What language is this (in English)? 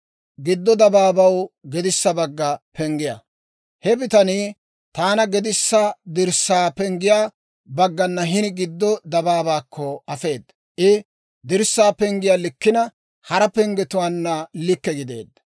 Dawro